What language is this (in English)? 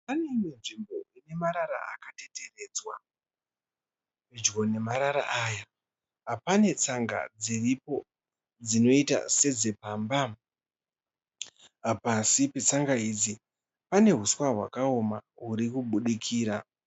Shona